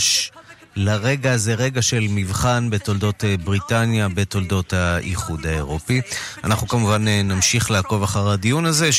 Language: Hebrew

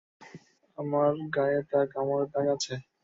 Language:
Bangla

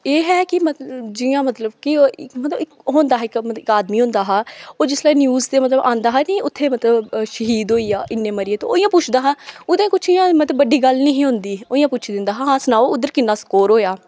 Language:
Dogri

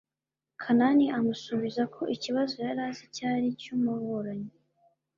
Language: Kinyarwanda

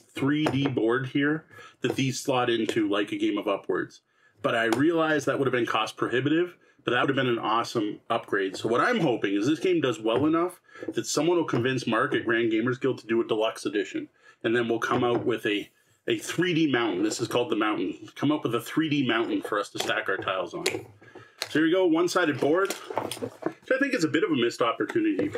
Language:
English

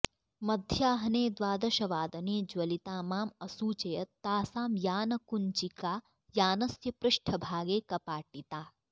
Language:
Sanskrit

